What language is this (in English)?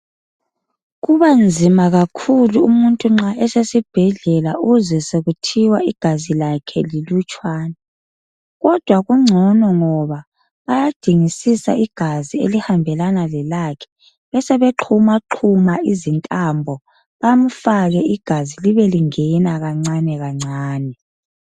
North Ndebele